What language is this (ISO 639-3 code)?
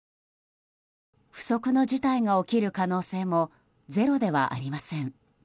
jpn